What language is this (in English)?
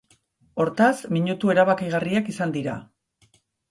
Basque